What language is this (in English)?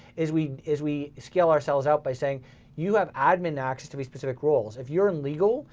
English